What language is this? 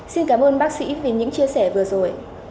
Vietnamese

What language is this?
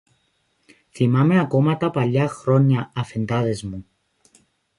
Greek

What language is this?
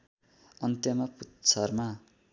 Nepali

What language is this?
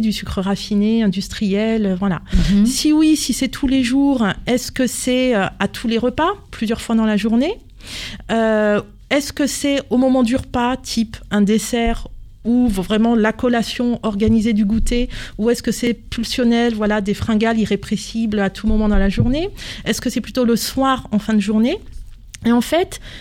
French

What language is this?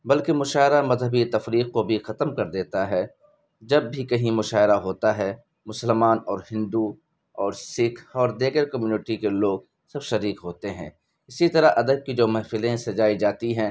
Urdu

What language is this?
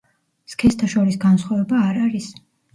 Georgian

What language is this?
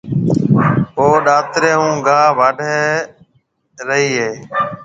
Marwari (Pakistan)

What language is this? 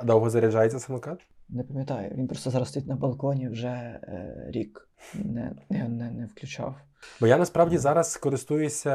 Ukrainian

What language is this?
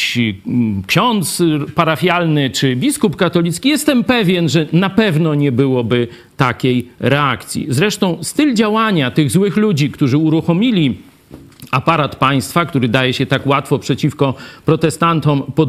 Polish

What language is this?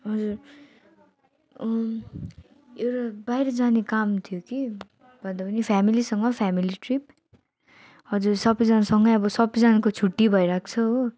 Nepali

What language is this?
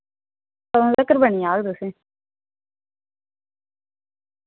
Dogri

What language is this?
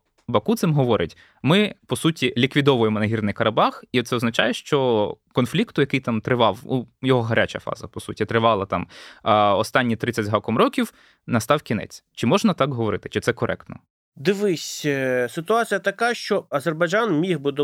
Ukrainian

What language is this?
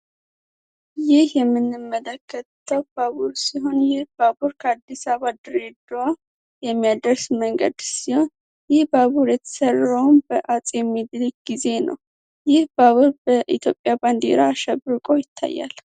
Amharic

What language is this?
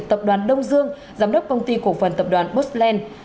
Vietnamese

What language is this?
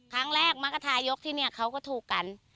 Thai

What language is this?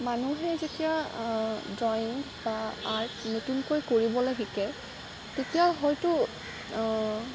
Assamese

